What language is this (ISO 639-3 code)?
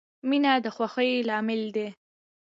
pus